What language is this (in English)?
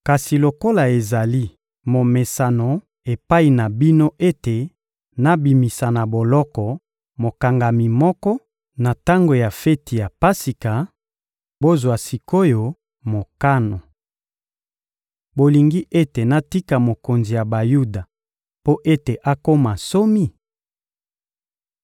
Lingala